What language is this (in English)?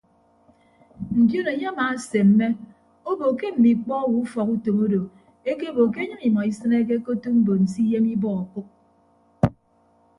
Ibibio